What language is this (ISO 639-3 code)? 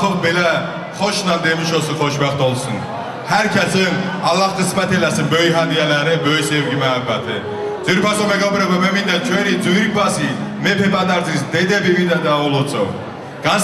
tur